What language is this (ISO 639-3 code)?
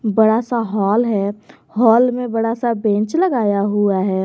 hin